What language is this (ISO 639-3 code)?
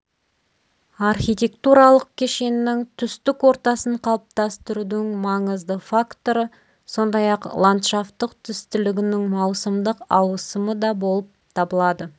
kaz